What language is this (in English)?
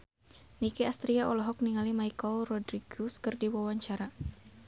Sundanese